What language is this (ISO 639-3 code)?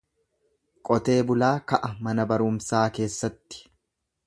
orm